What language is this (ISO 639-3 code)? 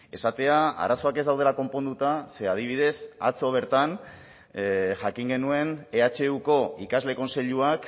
eus